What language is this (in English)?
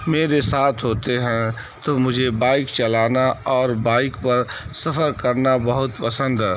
Urdu